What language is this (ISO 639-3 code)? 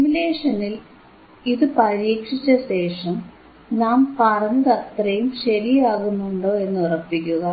mal